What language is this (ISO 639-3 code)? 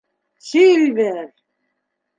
bak